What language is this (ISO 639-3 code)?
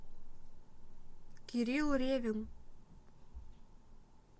rus